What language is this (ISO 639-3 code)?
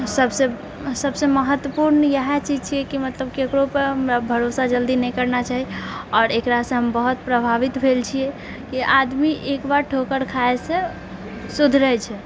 mai